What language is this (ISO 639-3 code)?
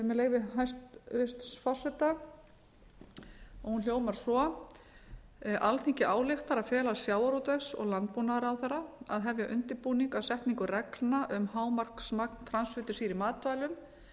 isl